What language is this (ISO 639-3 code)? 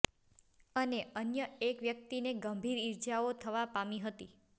guj